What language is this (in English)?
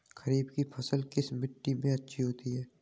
Hindi